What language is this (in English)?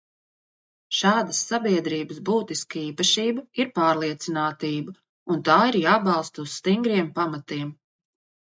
Latvian